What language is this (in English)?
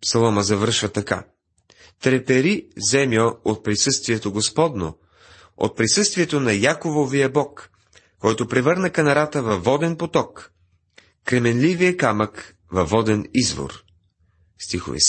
Bulgarian